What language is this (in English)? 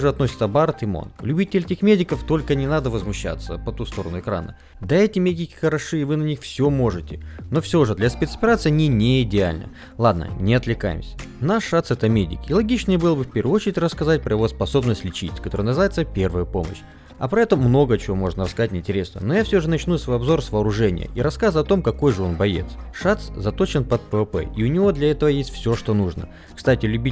Russian